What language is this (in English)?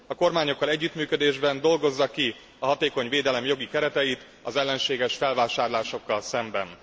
Hungarian